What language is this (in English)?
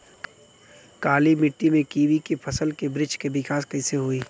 Bhojpuri